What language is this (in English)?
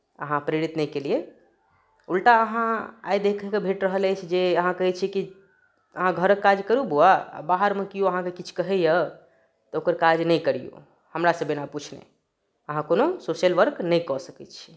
Maithili